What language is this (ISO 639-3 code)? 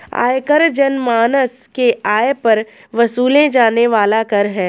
hin